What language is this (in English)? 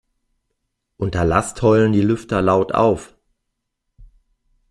German